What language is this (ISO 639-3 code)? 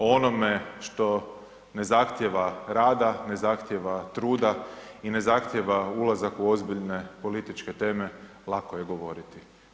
hrv